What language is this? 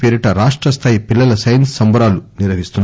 Telugu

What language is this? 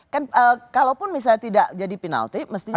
Indonesian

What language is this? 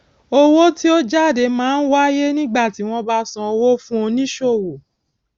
Yoruba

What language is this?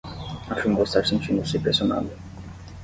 Portuguese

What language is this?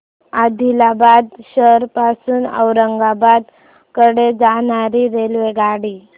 Marathi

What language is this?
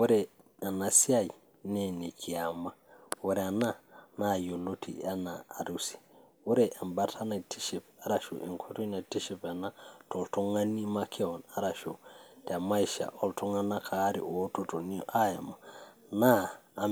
Masai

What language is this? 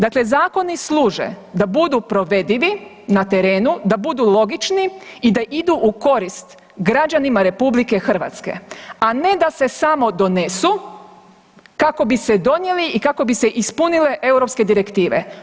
Croatian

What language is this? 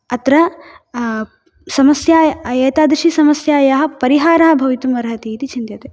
Sanskrit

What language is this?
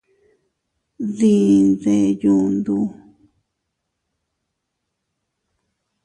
Teutila Cuicatec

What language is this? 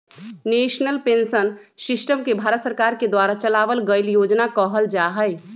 Magahi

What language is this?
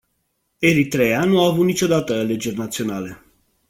Romanian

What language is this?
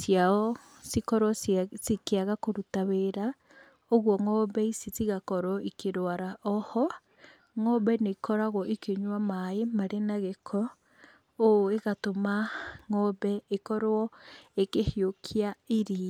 Kikuyu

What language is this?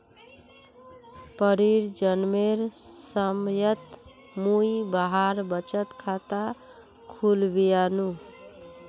Magahi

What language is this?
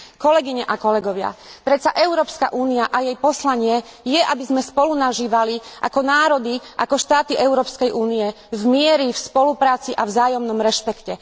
Slovak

